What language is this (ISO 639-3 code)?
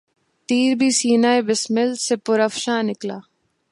urd